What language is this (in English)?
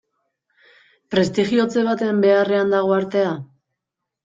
Basque